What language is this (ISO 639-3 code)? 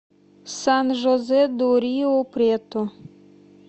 rus